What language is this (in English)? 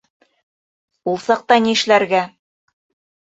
Bashkir